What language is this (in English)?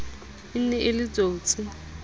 Southern Sotho